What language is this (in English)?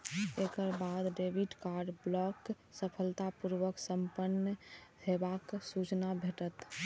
Maithili